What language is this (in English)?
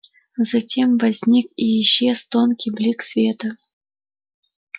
Russian